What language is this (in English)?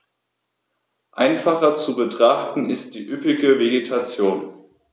German